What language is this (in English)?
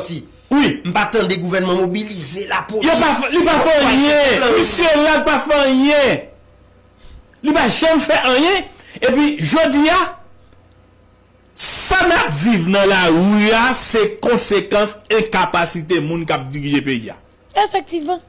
French